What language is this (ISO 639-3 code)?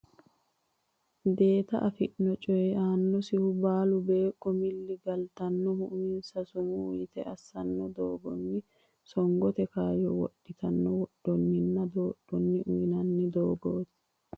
sid